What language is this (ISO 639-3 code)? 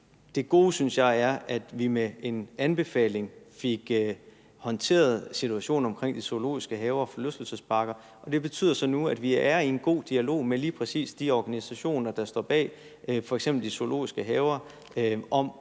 dan